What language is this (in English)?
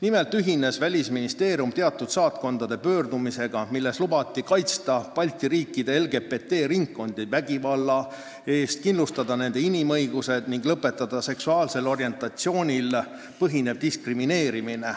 Estonian